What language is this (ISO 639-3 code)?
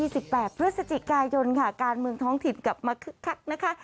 tha